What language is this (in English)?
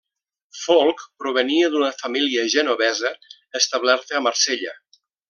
Catalan